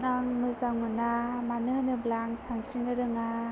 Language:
Bodo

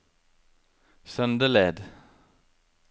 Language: Norwegian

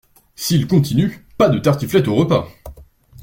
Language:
French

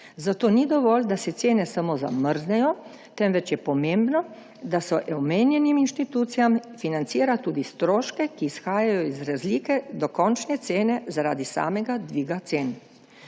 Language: Slovenian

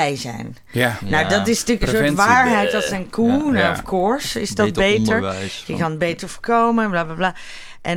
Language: Dutch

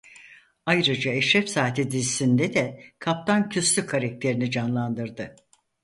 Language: Turkish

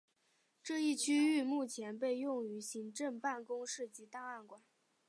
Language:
Chinese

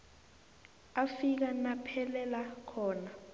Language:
South Ndebele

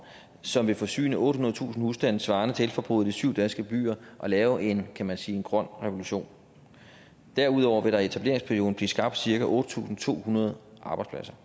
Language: Danish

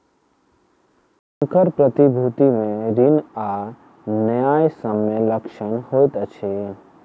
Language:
Maithili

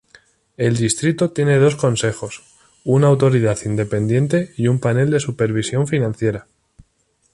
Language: Spanish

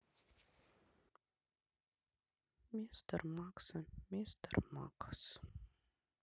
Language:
Russian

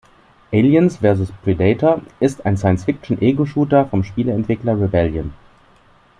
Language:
German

